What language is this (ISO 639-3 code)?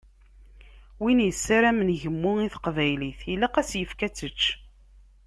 kab